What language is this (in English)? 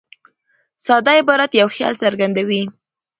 Pashto